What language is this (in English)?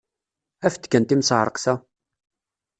Kabyle